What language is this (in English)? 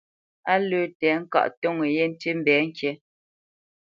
Bamenyam